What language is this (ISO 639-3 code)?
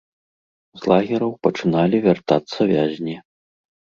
bel